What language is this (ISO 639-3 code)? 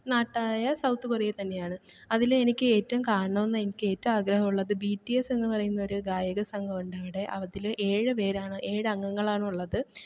mal